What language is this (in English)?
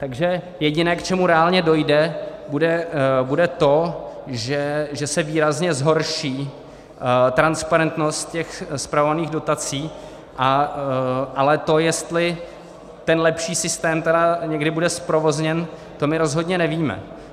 Czech